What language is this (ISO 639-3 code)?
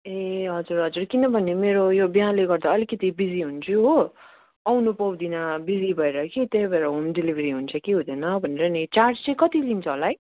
nep